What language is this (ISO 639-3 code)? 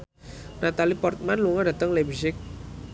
jav